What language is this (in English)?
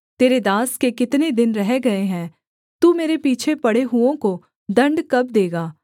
Hindi